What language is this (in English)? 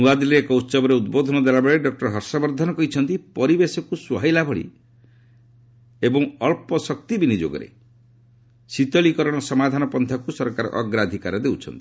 Odia